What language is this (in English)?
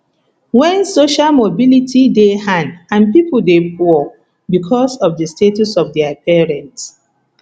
Nigerian Pidgin